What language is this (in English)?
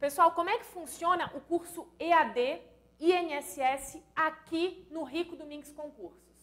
Portuguese